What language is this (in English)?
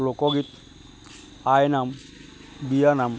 Assamese